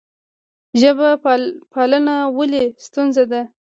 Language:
Pashto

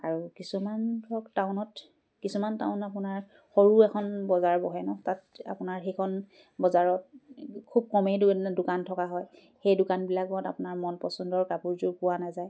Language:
Assamese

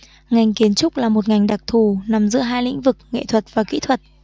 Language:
Vietnamese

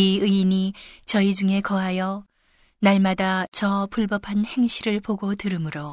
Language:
Korean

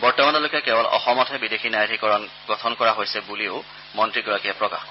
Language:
Assamese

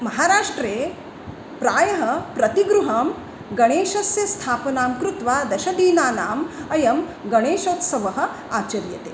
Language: Sanskrit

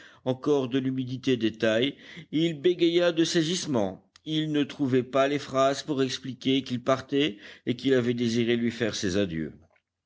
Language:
French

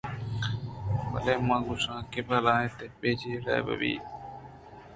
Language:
Eastern Balochi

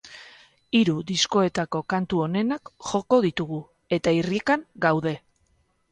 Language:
Basque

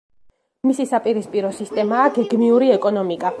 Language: Georgian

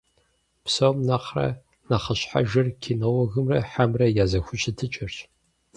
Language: Kabardian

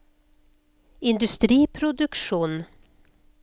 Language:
Norwegian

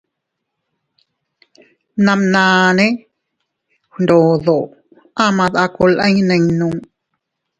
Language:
Teutila Cuicatec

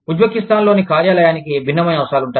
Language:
Telugu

